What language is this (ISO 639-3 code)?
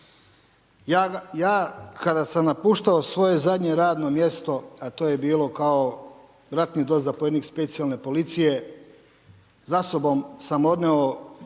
hrv